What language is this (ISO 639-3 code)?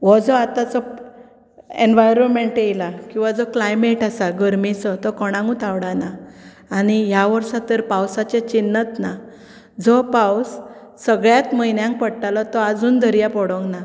kok